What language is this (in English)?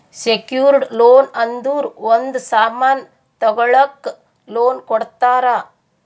Kannada